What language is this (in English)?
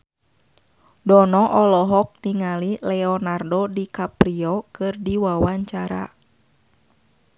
Sundanese